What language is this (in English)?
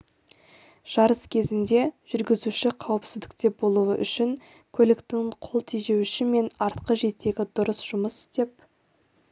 Kazakh